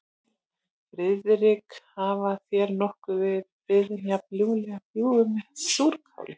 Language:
Icelandic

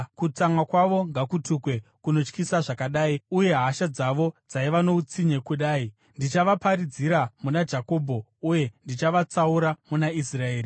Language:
Shona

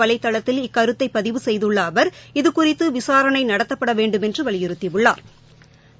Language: Tamil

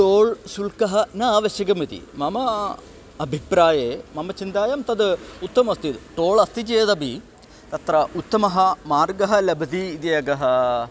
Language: Sanskrit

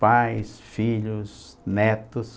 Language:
Portuguese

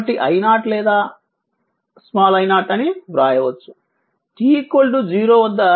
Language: Telugu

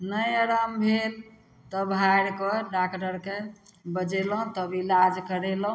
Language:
Maithili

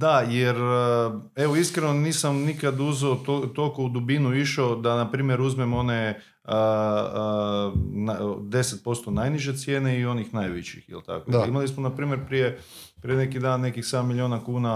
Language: Croatian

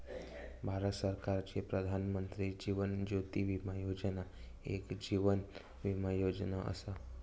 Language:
Marathi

